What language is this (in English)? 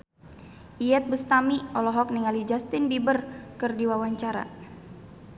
Sundanese